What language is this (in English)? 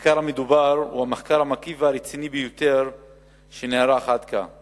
Hebrew